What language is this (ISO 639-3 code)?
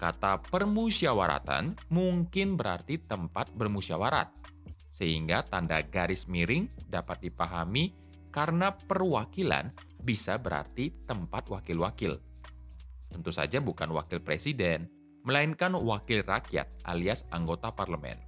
ind